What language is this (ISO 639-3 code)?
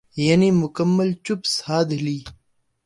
urd